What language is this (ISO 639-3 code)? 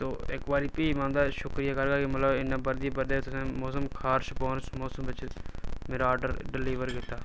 doi